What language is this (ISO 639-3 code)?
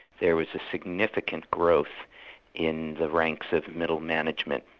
eng